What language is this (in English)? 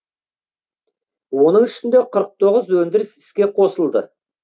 Kazakh